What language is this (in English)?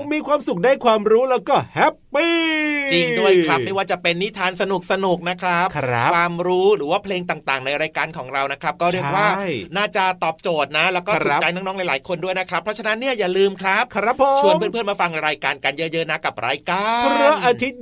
Thai